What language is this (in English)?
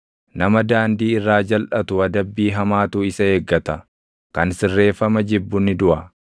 Oromo